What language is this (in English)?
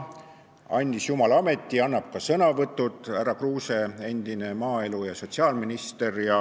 Estonian